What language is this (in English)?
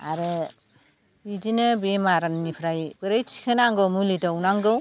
Bodo